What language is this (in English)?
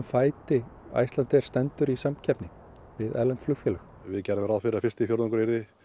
Icelandic